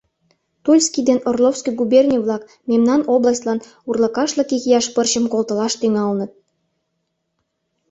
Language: Mari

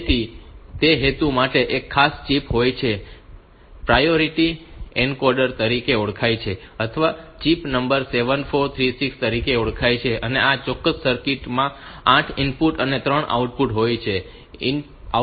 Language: Gujarati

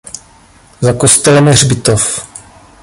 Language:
Czech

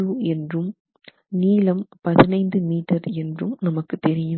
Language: Tamil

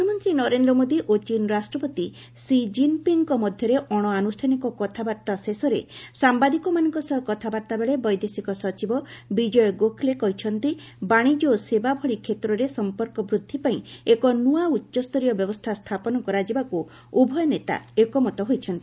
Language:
Odia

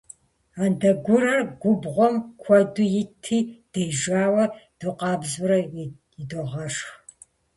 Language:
Kabardian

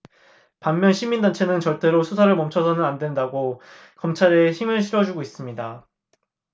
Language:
Korean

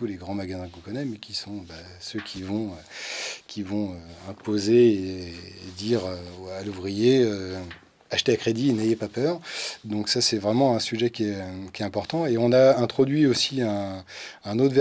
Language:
French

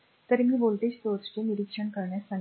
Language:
Marathi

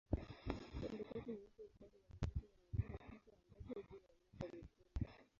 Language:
Swahili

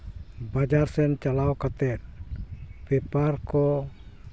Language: Santali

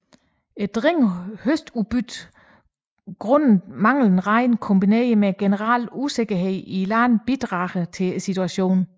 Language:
Danish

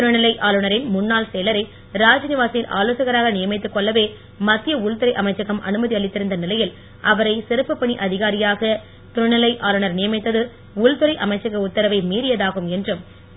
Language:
Tamil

